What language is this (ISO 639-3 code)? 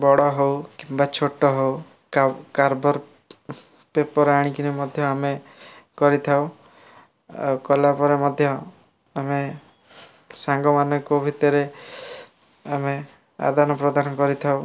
ori